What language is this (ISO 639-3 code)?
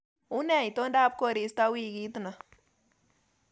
kln